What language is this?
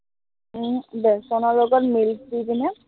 Assamese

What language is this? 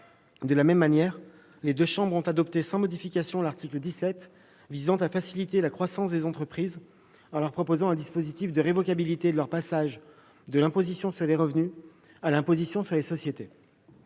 French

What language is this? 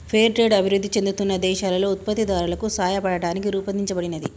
Telugu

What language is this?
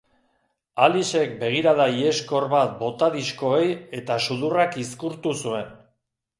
Basque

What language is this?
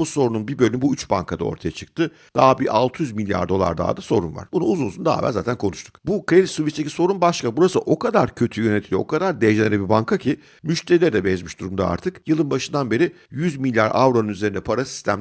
Turkish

